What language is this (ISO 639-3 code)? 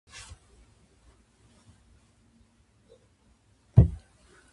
jpn